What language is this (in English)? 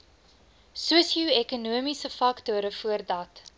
Afrikaans